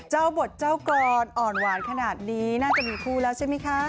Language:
Thai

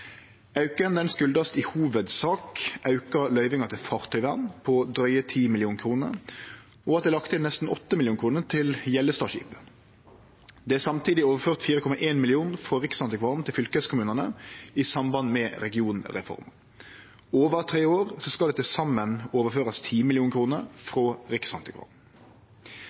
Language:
Norwegian Nynorsk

